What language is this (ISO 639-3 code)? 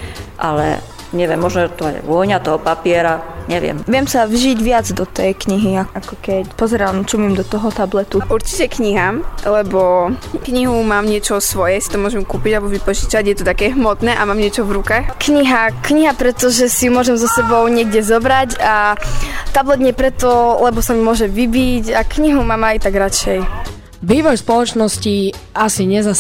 slk